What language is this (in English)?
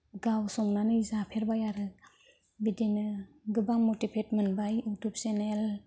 Bodo